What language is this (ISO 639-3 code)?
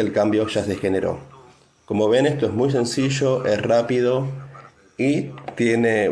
spa